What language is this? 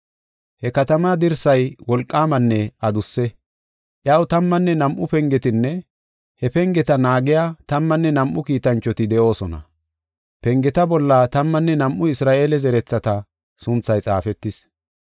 Gofa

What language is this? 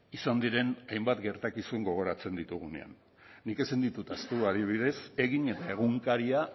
Basque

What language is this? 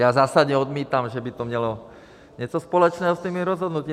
Czech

